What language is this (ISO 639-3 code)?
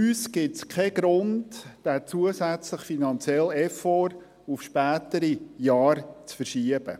gsw